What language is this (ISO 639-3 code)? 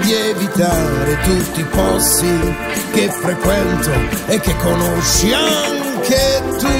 ita